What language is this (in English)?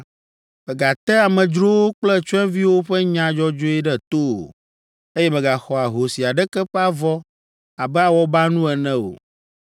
Ewe